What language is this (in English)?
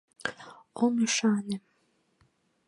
Mari